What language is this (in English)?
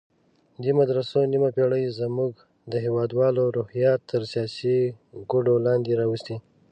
Pashto